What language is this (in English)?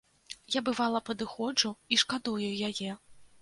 Belarusian